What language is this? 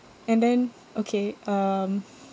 English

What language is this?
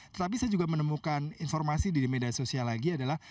Indonesian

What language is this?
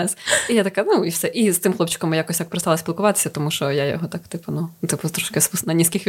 Ukrainian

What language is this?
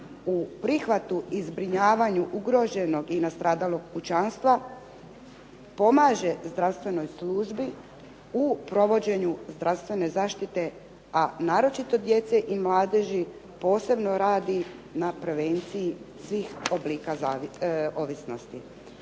Croatian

